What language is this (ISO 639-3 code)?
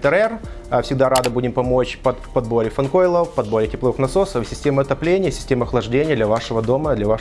rus